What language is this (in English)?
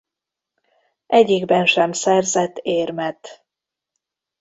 Hungarian